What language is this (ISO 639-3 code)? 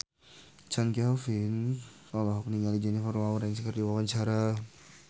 sun